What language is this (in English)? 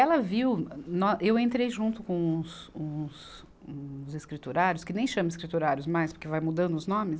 Portuguese